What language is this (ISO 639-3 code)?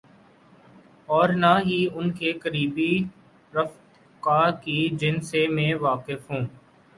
urd